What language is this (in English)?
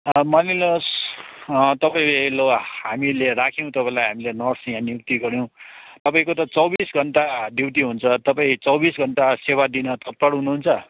Nepali